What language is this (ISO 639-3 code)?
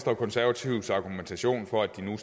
dan